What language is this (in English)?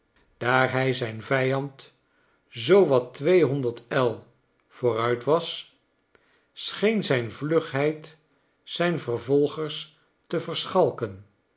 Dutch